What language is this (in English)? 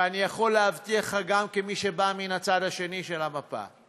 Hebrew